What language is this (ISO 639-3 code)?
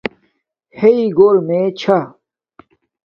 dmk